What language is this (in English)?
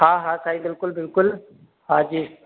Sindhi